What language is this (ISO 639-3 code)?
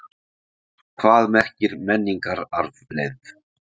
isl